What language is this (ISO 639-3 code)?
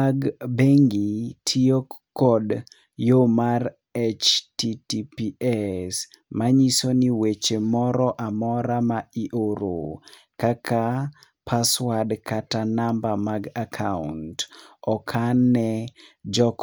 luo